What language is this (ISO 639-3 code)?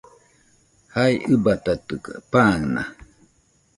hux